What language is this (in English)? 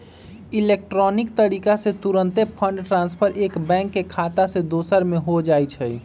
Magahi